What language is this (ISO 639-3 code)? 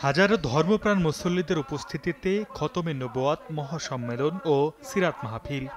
ben